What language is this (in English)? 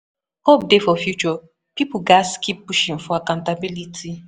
Nigerian Pidgin